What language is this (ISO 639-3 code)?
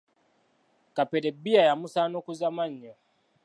lug